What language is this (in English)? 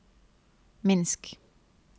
Norwegian